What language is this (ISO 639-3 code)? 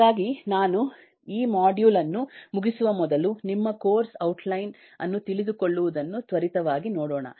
kan